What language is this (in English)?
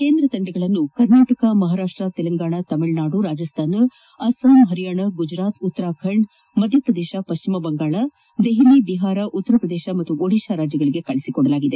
Kannada